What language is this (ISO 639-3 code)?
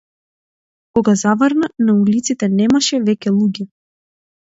mkd